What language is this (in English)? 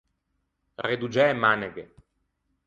Ligurian